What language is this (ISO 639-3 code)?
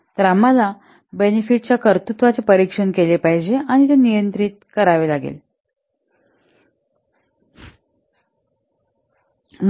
mar